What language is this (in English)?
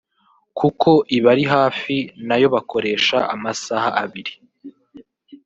Kinyarwanda